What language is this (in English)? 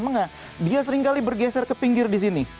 Indonesian